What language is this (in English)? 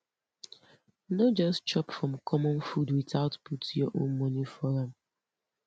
Nigerian Pidgin